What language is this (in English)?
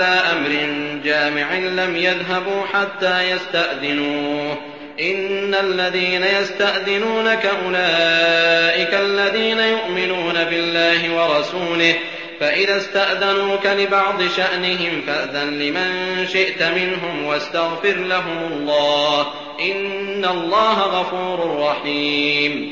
Arabic